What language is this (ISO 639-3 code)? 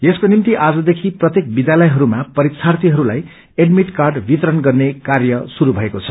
nep